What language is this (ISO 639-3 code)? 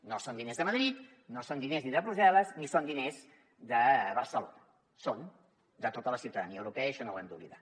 cat